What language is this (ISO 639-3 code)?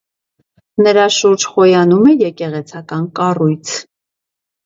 hye